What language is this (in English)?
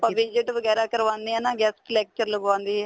Punjabi